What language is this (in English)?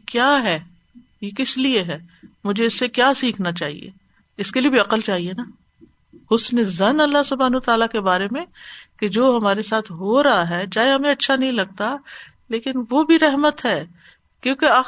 Urdu